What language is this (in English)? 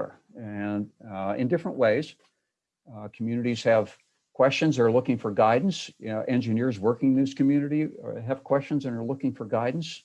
English